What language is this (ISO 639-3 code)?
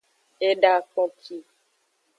ajg